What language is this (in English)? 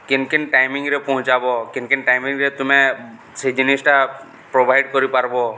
Odia